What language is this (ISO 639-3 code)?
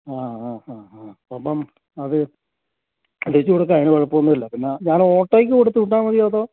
mal